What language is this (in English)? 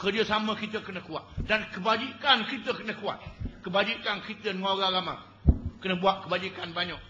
Malay